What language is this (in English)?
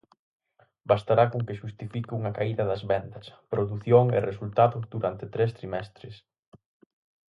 Galician